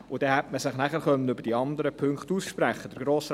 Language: Swiss German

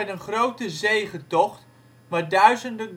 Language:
Dutch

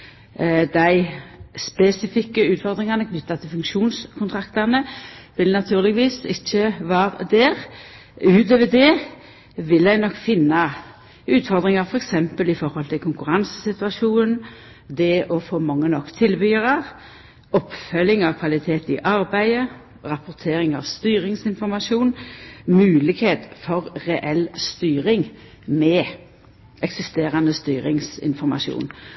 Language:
Norwegian Nynorsk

